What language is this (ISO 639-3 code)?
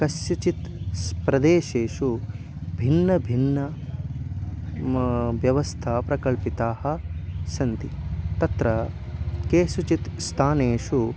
san